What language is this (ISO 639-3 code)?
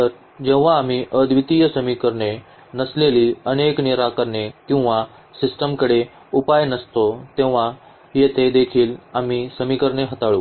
mar